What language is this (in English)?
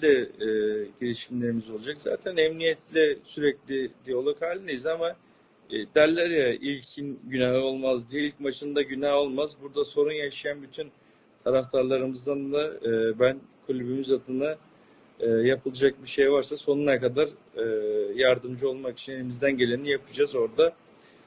Turkish